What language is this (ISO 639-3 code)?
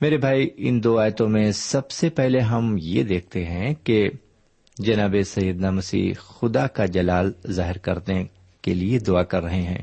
urd